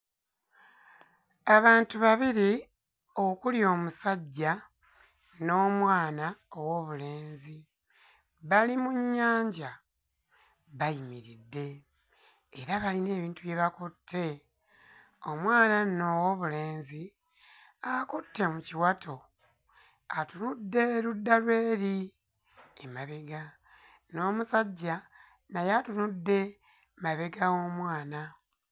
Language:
Ganda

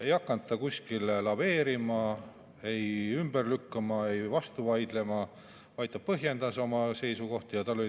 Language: Estonian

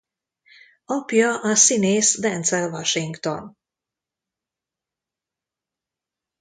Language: Hungarian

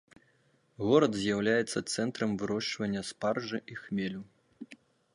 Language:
Belarusian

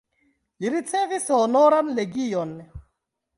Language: Esperanto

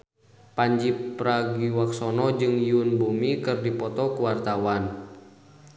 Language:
Sundanese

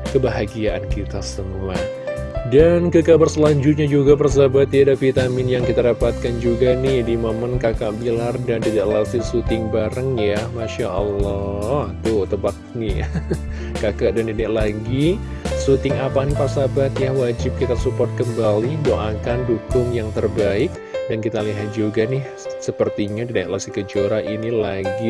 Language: Indonesian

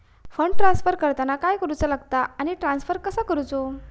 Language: Marathi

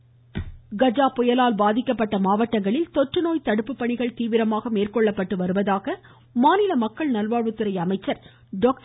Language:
Tamil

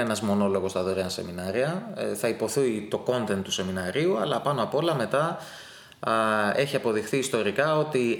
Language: Greek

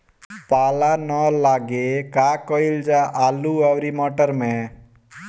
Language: Bhojpuri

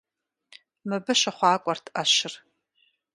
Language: Kabardian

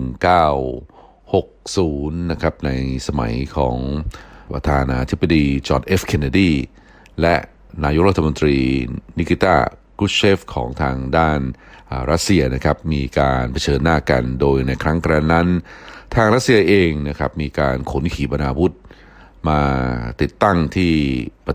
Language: Thai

